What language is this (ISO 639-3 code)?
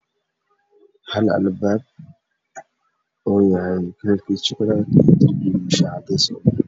som